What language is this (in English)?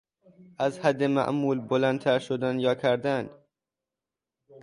Persian